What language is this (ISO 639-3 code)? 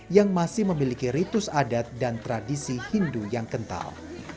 ind